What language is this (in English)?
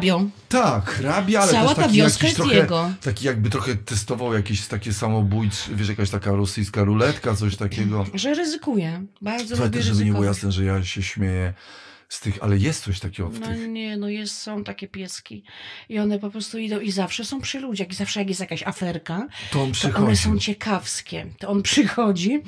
Polish